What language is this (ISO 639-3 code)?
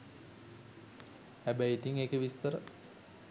sin